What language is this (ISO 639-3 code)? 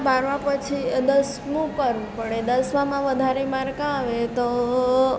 guj